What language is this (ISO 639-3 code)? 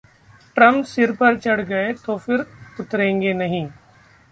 hin